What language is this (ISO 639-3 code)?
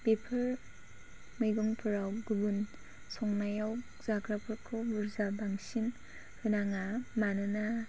brx